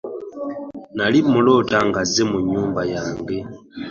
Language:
Ganda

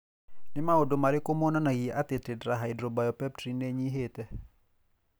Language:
Kikuyu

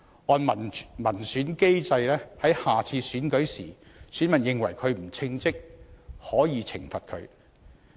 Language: Cantonese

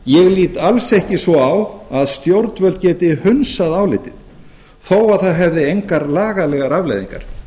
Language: Icelandic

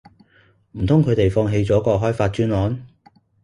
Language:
Cantonese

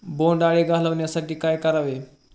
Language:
Marathi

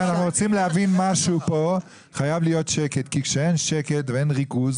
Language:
Hebrew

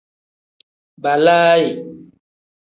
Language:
Tem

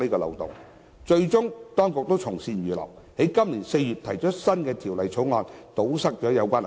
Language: Cantonese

